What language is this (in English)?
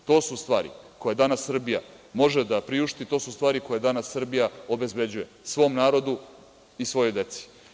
Serbian